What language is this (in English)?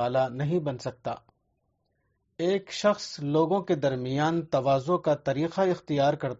Urdu